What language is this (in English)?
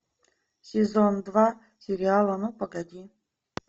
Russian